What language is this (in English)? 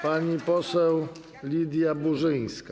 Polish